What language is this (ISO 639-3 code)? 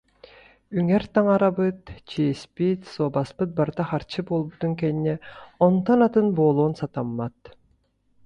sah